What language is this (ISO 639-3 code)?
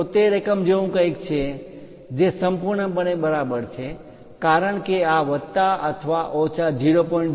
guj